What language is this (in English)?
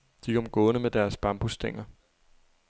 Danish